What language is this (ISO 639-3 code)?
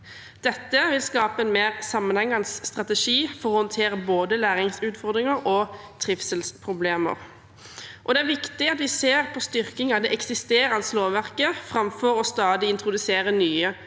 nor